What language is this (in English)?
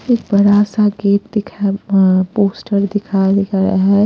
Hindi